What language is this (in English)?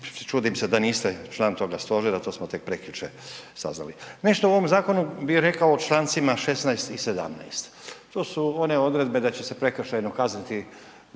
Croatian